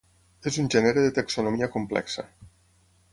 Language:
Catalan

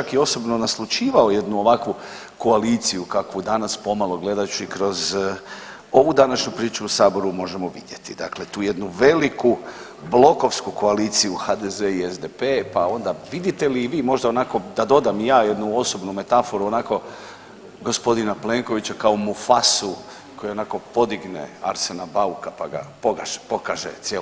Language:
Croatian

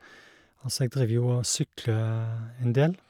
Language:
Norwegian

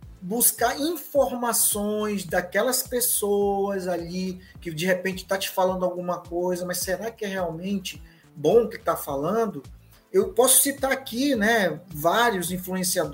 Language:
Portuguese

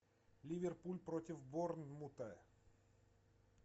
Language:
Russian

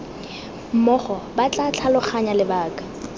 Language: Tswana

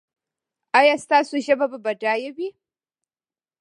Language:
Pashto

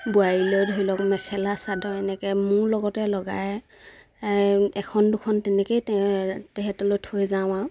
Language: Assamese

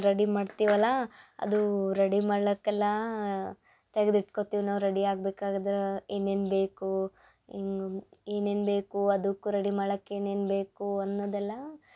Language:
Kannada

